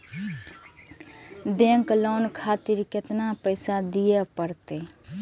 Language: Maithili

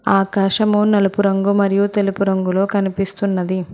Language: Telugu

